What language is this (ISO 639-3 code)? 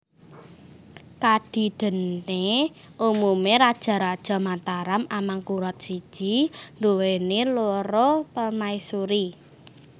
jav